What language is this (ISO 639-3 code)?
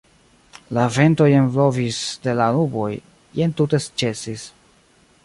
epo